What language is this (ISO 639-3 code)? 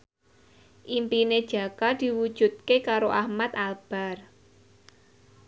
jav